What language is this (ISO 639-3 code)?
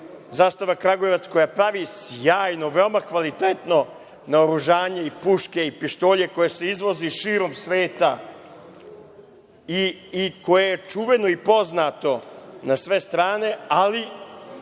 srp